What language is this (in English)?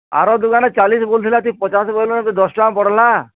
Odia